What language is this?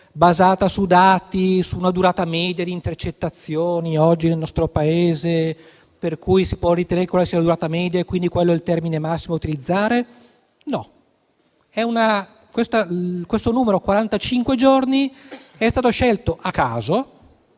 Italian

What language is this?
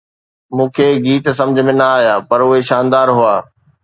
Sindhi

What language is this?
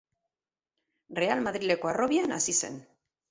Basque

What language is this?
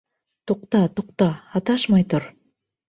Bashkir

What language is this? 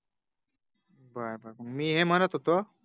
Marathi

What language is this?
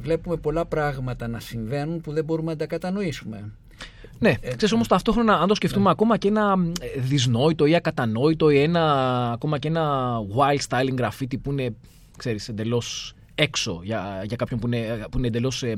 Greek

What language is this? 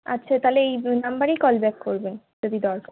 Bangla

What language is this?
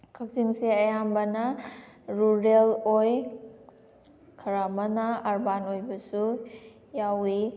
Manipuri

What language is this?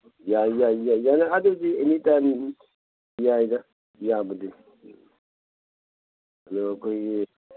Manipuri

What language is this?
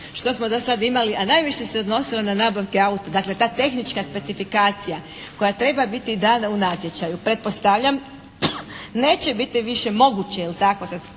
Croatian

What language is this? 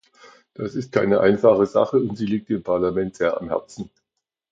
German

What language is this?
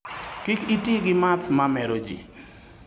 Luo (Kenya and Tanzania)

